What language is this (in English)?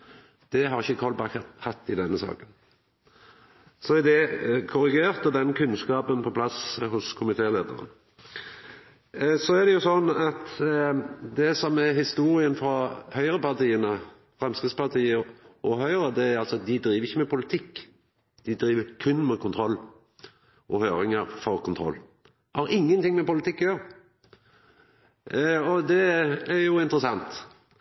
Norwegian Nynorsk